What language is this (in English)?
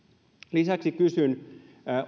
Finnish